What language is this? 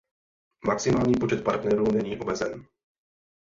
Czech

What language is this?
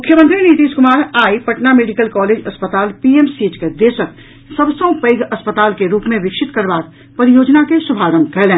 Maithili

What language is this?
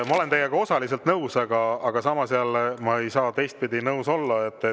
Estonian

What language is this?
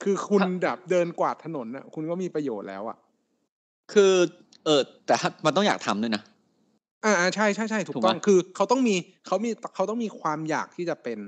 Thai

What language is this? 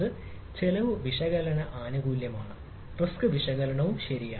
Malayalam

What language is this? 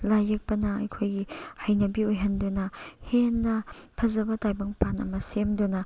Manipuri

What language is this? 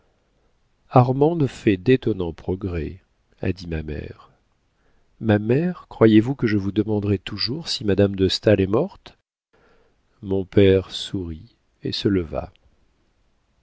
French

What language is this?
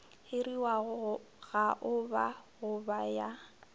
Northern Sotho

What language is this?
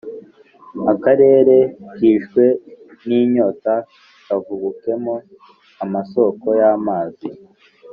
Kinyarwanda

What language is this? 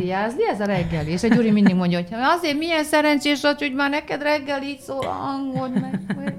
Hungarian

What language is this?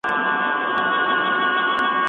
Pashto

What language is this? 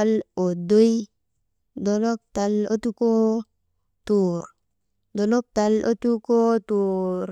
Maba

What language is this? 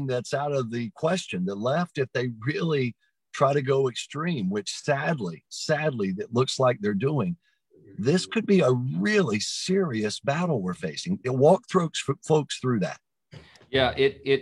English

